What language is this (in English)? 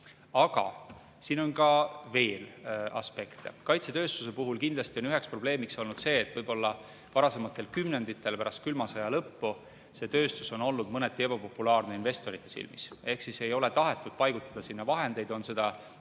Estonian